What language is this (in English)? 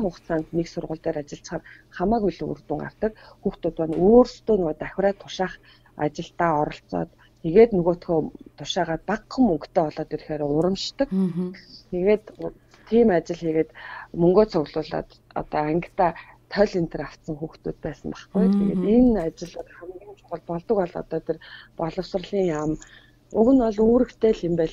Russian